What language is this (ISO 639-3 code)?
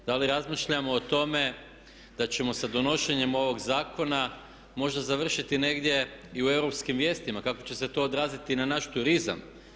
hrv